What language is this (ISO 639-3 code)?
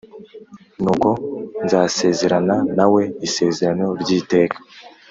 kin